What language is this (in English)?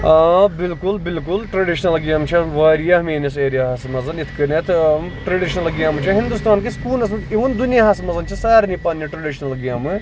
Kashmiri